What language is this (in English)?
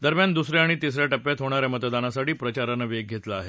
Marathi